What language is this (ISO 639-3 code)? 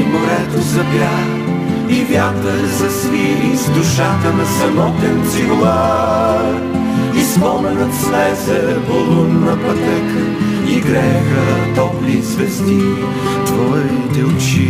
bul